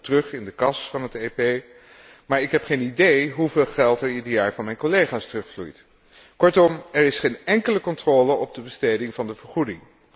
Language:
Dutch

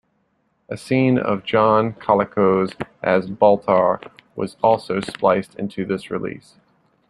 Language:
English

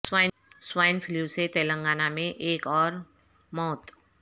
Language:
Urdu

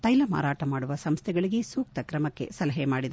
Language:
Kannada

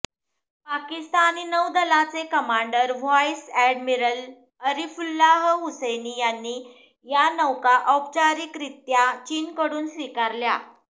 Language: Marathi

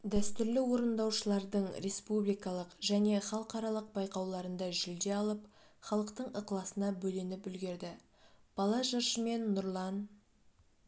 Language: Kazakh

